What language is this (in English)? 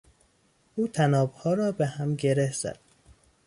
Persian